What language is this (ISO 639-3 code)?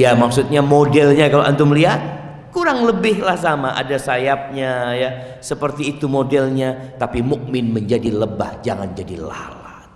ind